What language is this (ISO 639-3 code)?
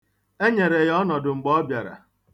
ibo